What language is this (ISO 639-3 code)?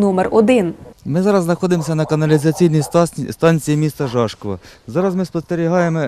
ukr